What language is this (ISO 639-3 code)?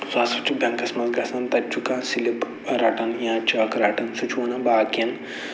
kas